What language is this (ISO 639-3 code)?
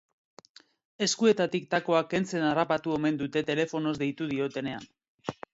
eus